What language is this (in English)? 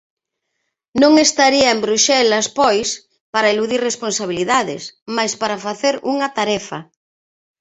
Galician